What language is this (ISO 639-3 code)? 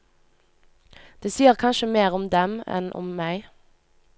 nor